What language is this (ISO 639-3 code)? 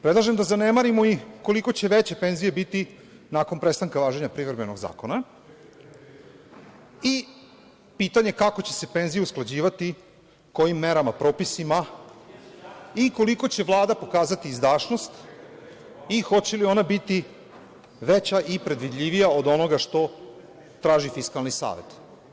srp